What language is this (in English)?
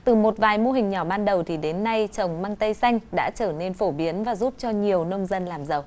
Vietnamese